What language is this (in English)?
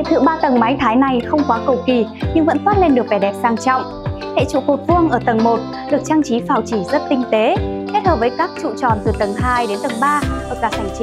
Vietnamese